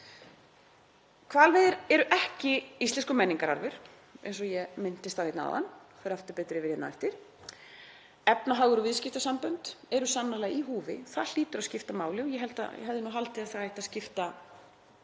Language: Icelandic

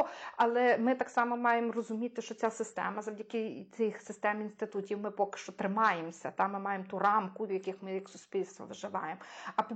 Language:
Ukrainian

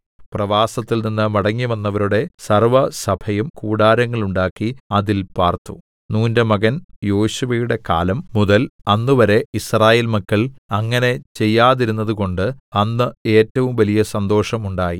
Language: Malayalam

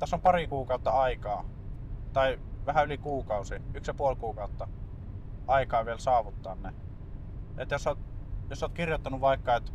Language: Finnish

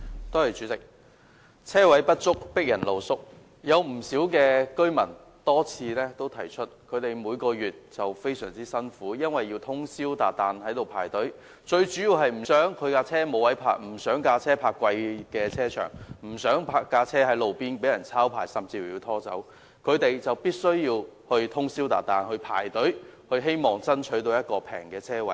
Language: Cantonese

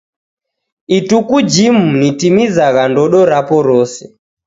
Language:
Taita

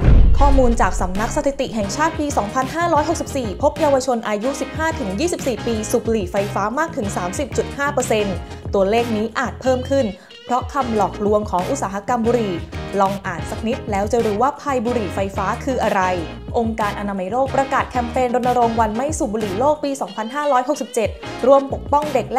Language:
Thai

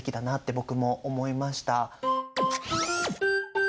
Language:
Japanese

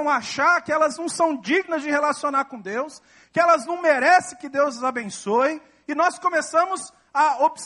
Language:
Portuguese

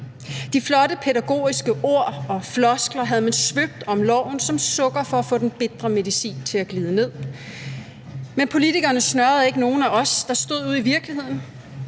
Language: Danish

